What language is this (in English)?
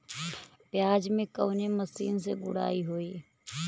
Bhojpuri